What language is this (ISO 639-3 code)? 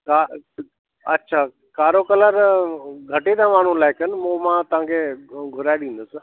snd